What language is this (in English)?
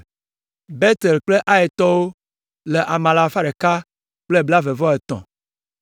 Ewe